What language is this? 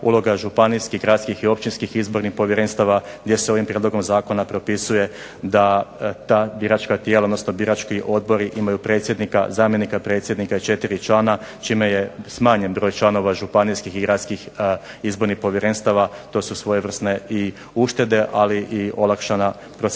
Croatian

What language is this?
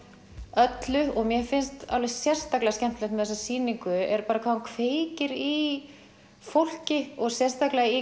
Icelandic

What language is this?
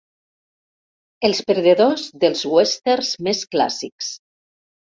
Catalan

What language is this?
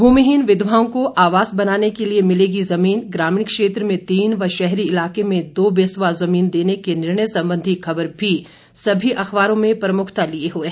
Hindi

